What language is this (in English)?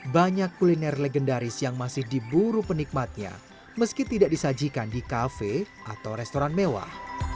Indonesian